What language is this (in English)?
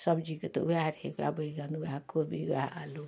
Maithili